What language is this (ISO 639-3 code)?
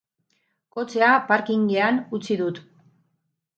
eus